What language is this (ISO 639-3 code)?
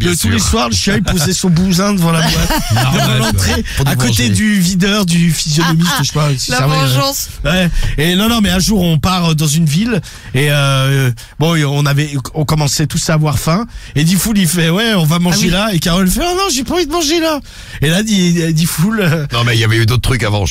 fra